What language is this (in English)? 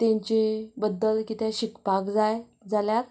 Konkani